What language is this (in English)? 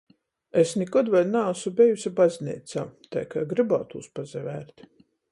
Latgalian